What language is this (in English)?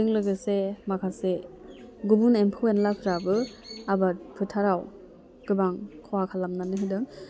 Bodo